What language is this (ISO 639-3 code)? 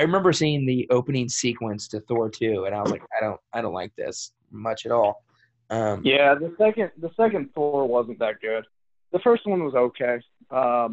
eng